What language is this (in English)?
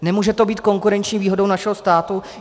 Czech